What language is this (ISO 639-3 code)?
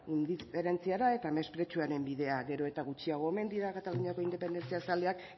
eus